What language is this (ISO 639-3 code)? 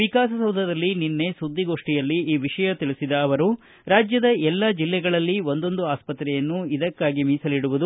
kan